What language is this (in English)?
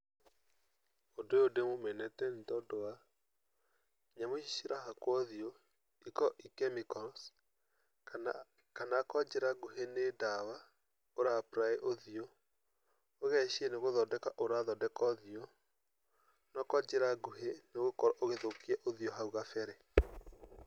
Kikuyu